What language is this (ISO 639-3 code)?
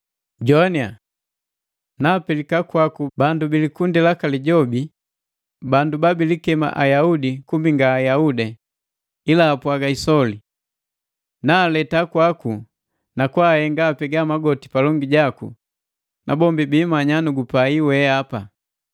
mgv